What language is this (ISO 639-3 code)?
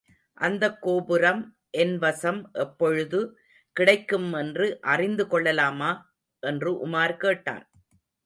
tam